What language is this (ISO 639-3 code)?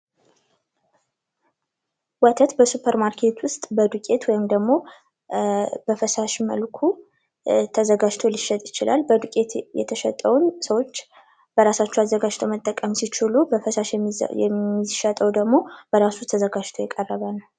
amh